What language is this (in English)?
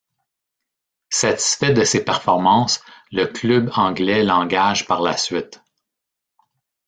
French